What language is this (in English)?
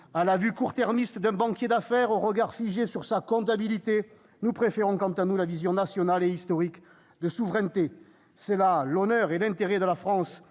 French